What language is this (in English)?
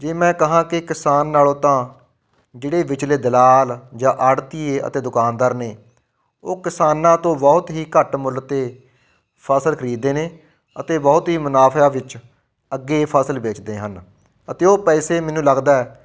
Punjabi